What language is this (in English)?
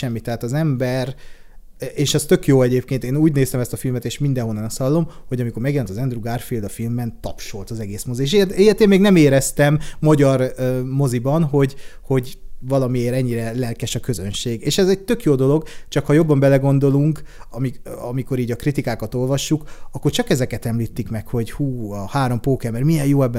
Hungarian